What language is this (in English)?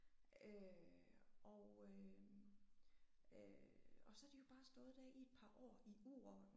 Danish